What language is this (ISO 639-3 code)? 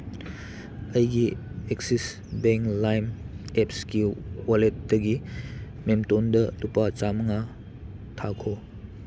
mni